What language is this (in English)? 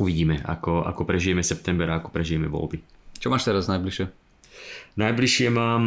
Slovak